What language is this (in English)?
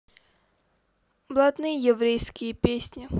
Russian